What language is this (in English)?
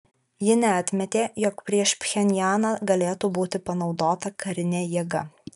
Lithuanian